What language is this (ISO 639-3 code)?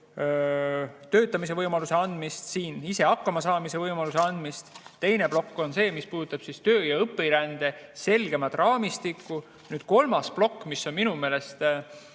est